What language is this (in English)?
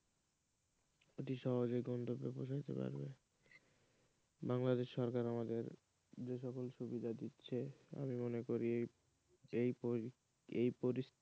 Bangla